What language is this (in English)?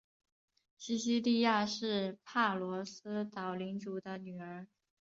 Chinese